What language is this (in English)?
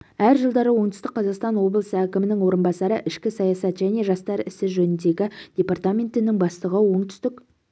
Kazakh